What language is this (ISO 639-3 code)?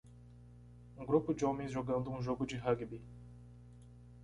por